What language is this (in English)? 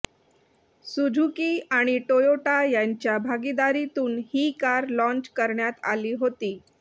Marathi